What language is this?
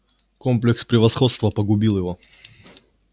Russian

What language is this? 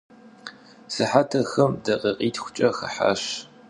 Kabardian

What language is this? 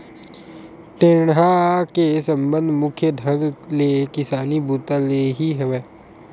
Chhattisgarhi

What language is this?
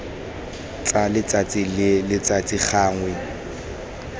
Tswana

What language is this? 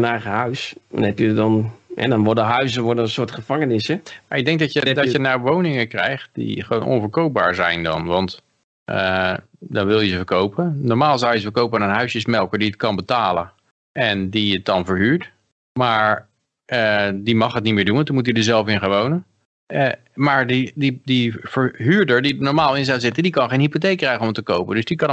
Dutch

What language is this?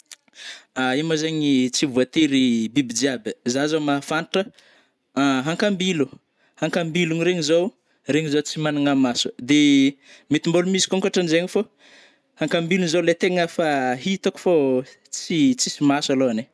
Northern Betsimisaraka Malagasy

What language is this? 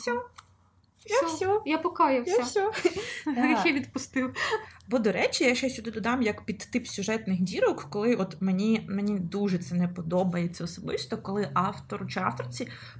Ukrainian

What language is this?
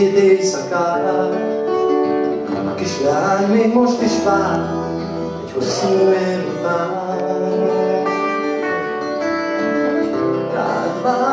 Hungarian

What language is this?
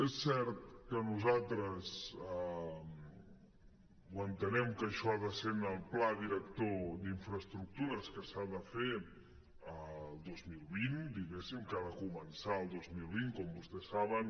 Catalan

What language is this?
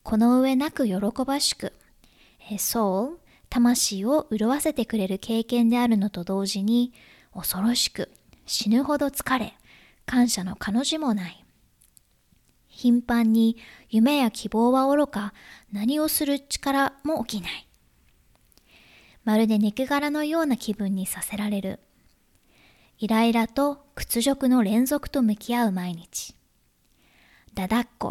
Japanese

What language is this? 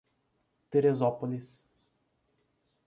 Portuguese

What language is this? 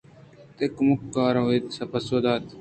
Eastern Balochi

